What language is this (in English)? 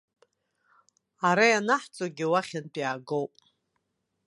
Abkhazian